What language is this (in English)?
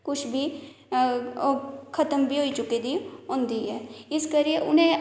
Dogri